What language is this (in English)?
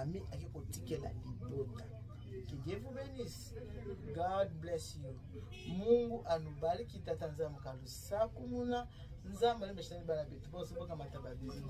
French